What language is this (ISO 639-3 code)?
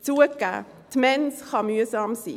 gsw